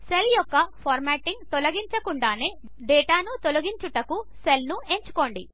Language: Telugu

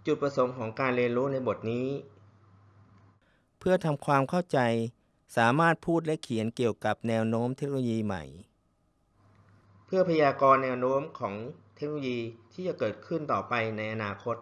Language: Thai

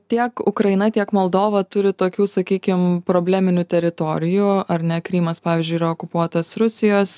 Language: Lithuanian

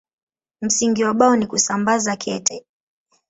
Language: Swahili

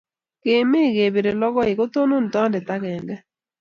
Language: Kalenjin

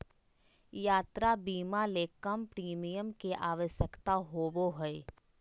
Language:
Magahi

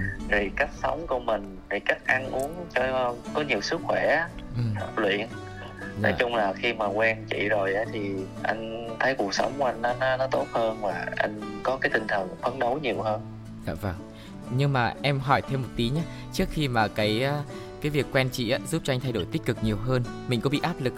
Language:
Vietnamese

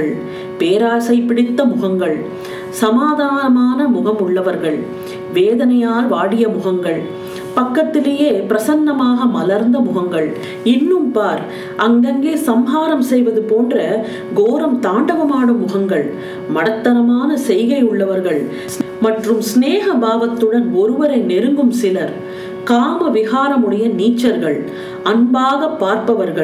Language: Tamil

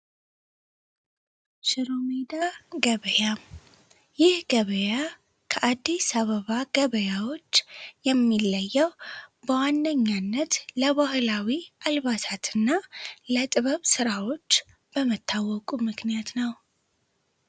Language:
Amharic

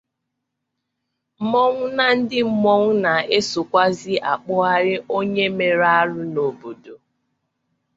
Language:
Igbo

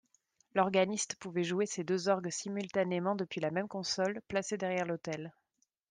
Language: French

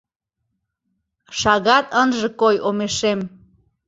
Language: Mari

